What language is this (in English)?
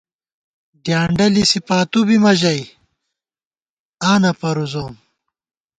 Gawar-Bati